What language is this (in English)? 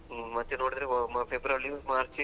Kannada